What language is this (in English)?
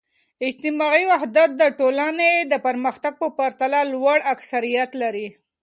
Pashto